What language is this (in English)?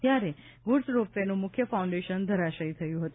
Gujarati